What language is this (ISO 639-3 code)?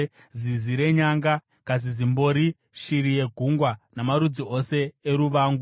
sna